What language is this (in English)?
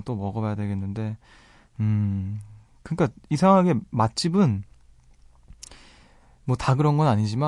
Korean